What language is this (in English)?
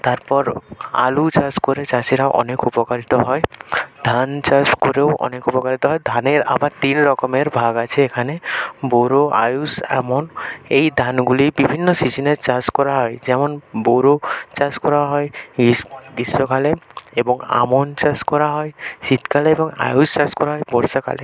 Bangla